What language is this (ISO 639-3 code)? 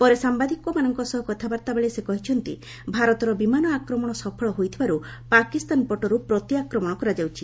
ori